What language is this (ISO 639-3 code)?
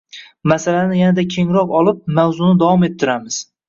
uzb